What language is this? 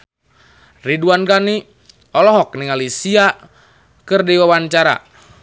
Sundanese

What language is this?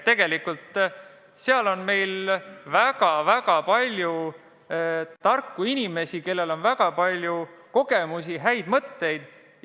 Estonian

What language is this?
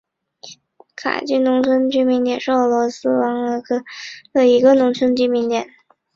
Chinese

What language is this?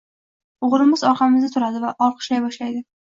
Uzbek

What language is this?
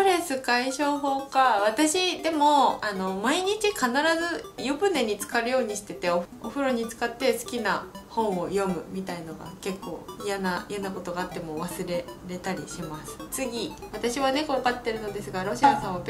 Japanese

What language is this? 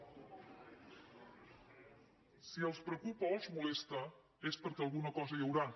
Catalan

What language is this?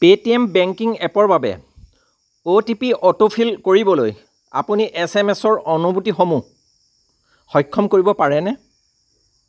Assamese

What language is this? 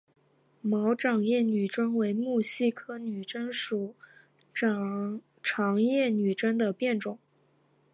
Chinese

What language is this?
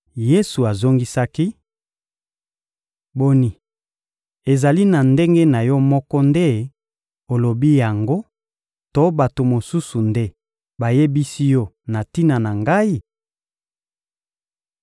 Lingala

